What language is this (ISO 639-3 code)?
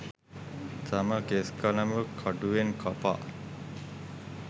sin